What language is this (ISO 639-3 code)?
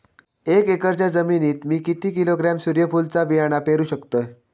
mar